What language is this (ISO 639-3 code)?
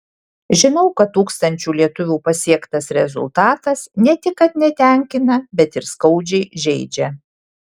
lit